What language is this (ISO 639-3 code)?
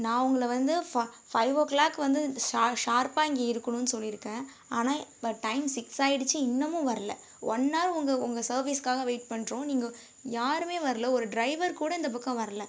tam